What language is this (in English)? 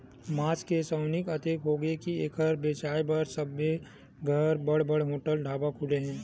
Chhattisgarhi